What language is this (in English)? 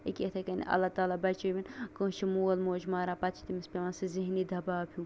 Kashmiri